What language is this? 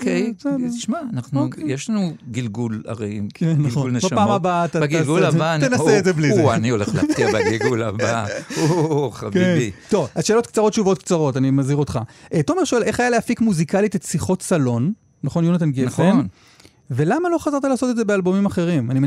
Hebrew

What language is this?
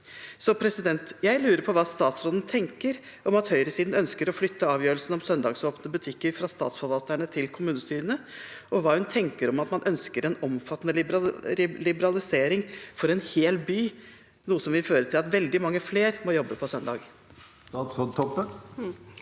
Norwegian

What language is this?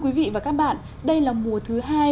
Vietnamese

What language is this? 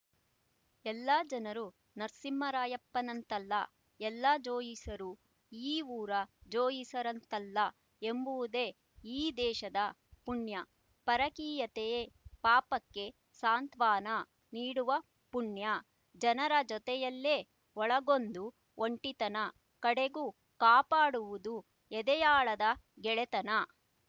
Kannada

